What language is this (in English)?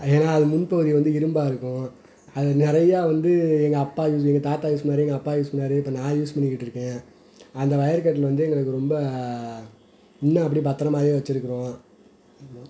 Tamil